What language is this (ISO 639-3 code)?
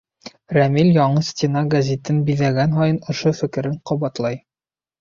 bak